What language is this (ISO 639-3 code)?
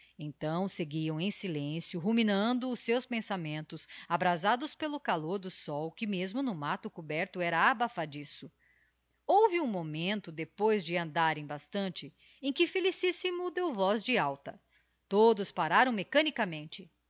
por